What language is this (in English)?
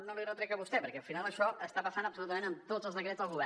Catalan